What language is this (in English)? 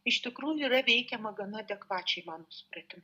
Lithuanian